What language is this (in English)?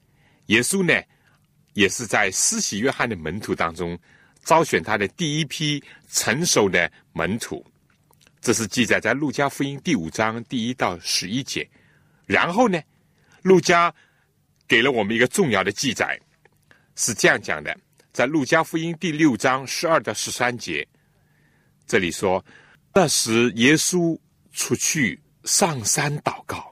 Chinese